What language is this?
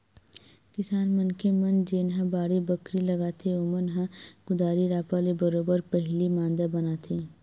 Chhattisgarhi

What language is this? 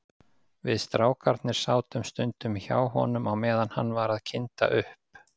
Icelandic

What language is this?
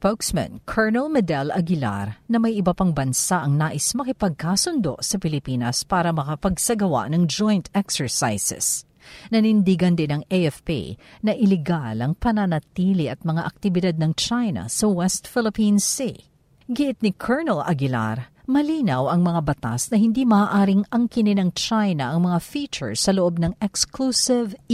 Filipino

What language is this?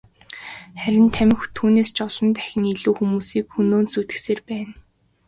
Mongolian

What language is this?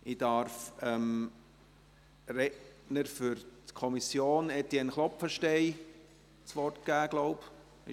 Swiss German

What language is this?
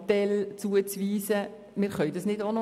Swiss German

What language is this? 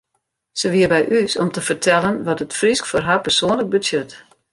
Western Frisian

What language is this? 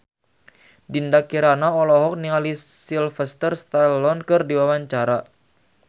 Sundanese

